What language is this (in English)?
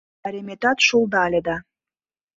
Mari